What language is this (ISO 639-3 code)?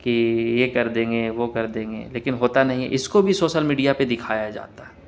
urd